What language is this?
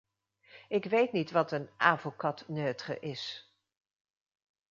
Dutch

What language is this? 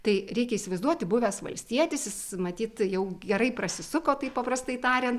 Lithuanian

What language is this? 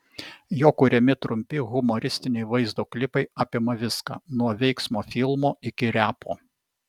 Lithuanian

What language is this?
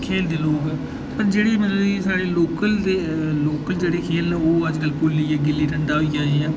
Dogri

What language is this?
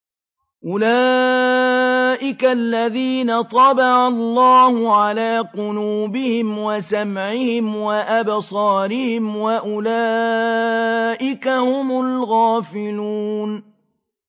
Arabic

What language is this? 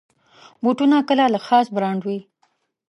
Pashto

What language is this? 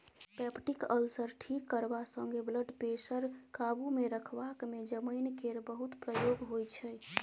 Maithili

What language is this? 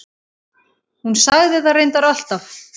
Icelandic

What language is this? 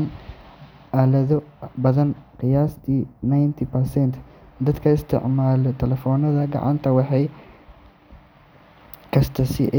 Somali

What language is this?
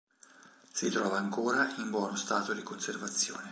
Italian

